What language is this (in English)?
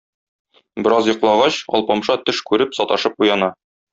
Tatar